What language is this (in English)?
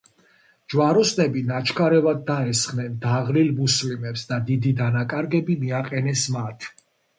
Georgian